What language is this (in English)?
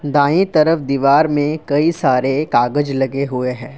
Hindi